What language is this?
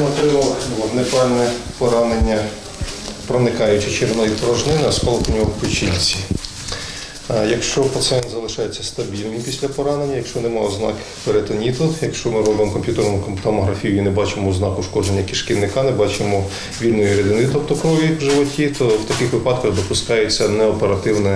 Ukrainian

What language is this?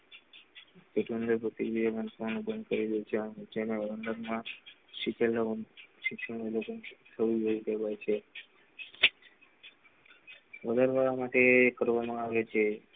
Gujarati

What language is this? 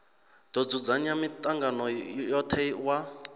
Venda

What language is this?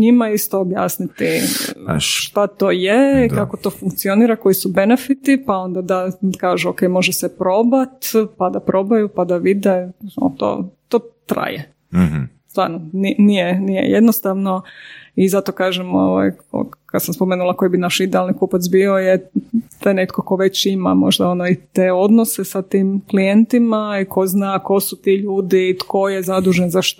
Croatian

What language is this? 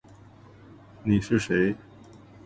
Chinese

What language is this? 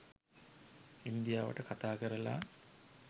Sinhala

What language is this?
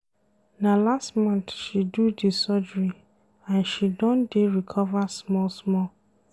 Nigerian Pidgin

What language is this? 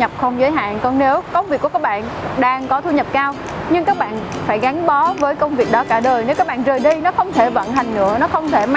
Vietnamese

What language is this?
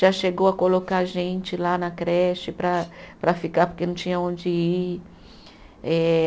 Portuguese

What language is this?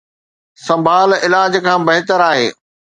Sindhi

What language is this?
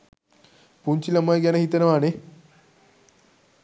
Sinhala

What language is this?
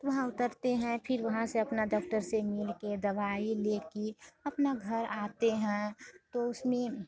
Hindi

